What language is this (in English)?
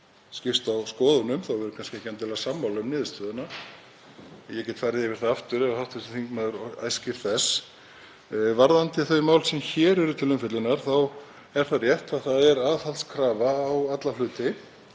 Icelandic